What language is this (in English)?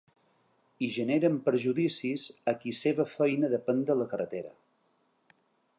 Catalan